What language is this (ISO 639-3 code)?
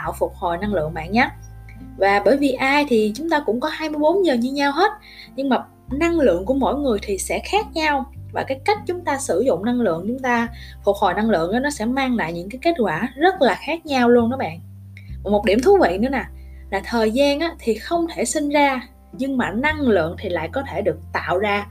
vie